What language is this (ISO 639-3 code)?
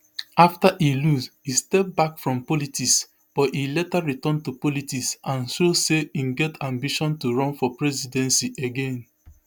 pcm